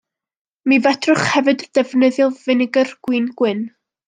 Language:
Welsh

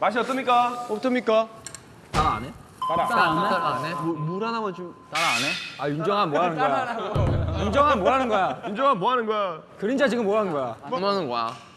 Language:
Korean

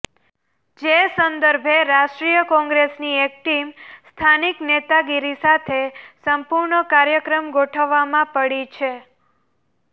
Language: Gujarati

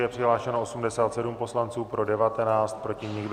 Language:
Czech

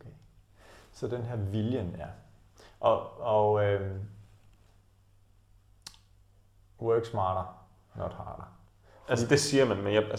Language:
Danish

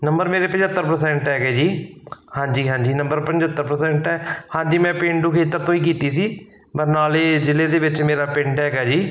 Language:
Punjabi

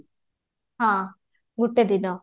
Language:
Odia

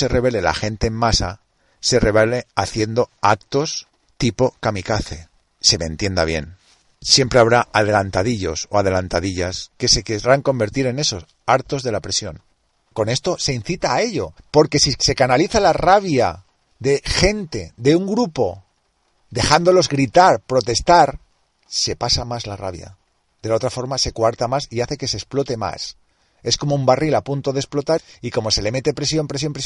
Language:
Spanish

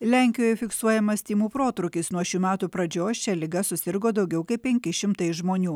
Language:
Lithuanian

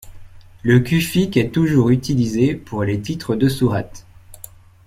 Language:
French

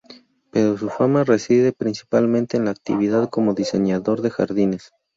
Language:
Spanish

